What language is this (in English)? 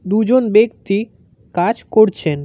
Bangla